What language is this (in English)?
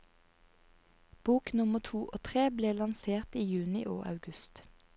Norwegian